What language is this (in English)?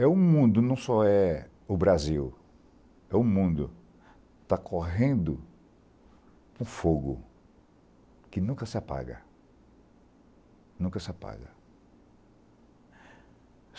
Portuguese